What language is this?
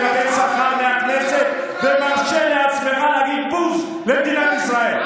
Hebrew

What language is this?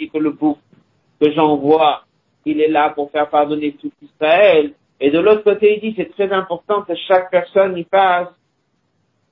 French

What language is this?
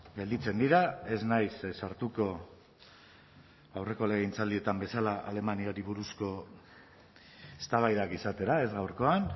Basque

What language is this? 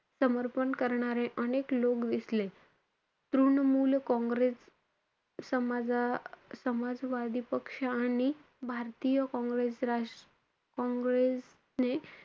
Marathi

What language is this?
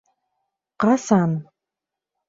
Bashkir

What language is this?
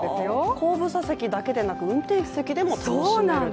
Japanese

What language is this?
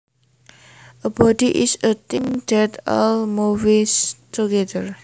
Javanese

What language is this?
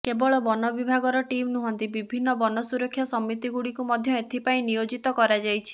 Odia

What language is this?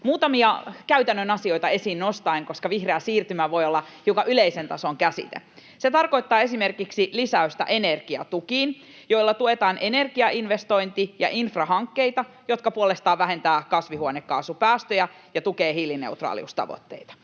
Finnish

